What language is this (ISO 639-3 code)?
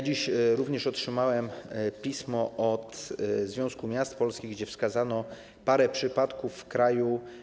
pol